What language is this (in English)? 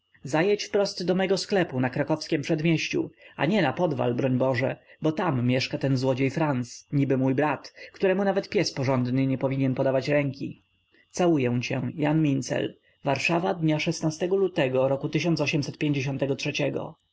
Polish